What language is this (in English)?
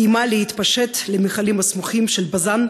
Hebrew